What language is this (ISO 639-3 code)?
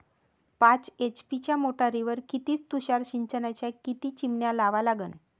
mar